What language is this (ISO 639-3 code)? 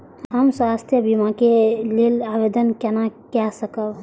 mai